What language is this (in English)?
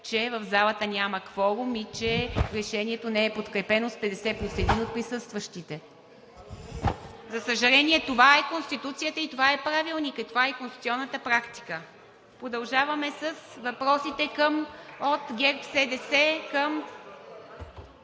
Bulgarian